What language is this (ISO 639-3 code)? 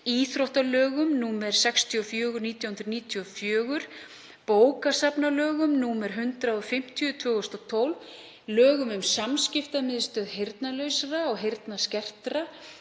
isl